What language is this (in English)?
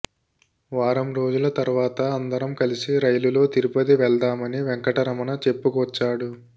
Telugu